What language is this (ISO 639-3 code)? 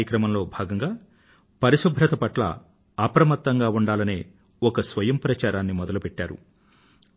tel